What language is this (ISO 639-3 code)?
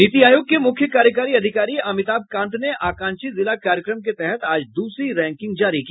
hin